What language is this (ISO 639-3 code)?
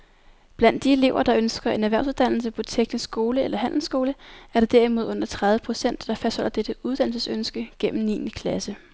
dan